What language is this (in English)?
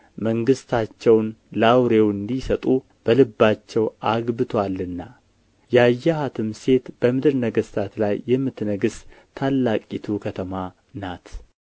Amharic